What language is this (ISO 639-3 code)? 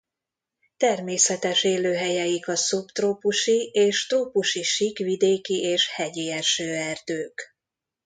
hun